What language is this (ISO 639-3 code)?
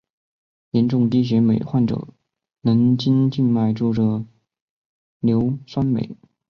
zho